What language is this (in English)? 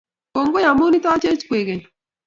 Kalenjin